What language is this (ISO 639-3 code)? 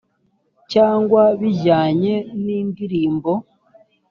kin